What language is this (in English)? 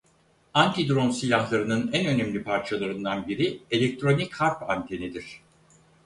Turkish